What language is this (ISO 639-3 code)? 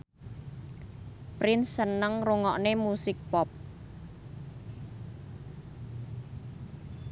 jav